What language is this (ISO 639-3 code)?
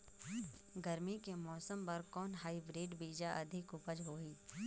hne